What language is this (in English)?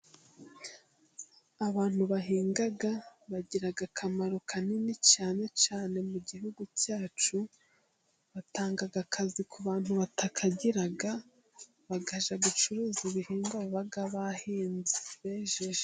Kinyarwanda